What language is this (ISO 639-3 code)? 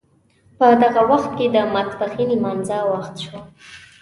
pus